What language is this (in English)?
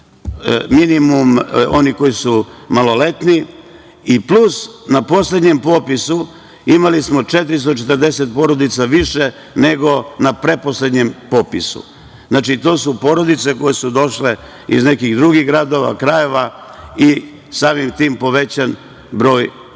Serbian